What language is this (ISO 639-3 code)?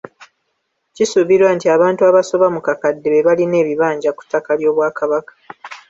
lug